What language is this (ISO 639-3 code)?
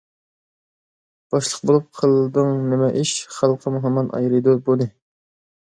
uig